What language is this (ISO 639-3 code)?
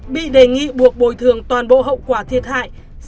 vie